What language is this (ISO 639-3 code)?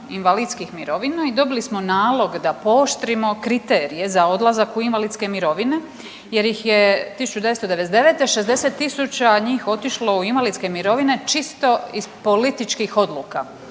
hrv